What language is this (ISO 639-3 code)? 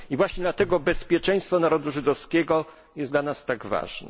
pol